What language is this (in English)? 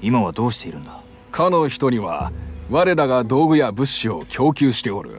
Japanese